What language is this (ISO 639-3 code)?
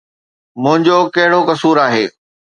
snd